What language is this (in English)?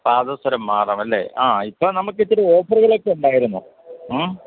Malayalam